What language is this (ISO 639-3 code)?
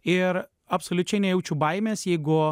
lit